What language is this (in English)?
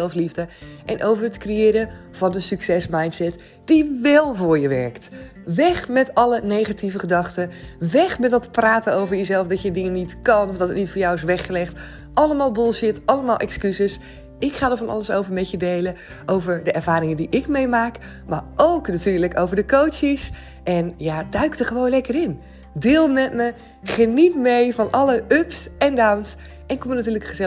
Dutch